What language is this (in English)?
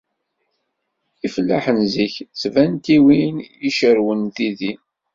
Kabyle